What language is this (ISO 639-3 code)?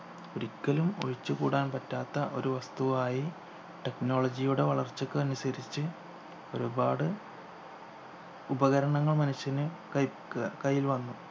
mal